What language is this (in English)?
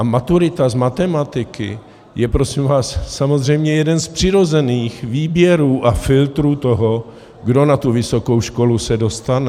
Czech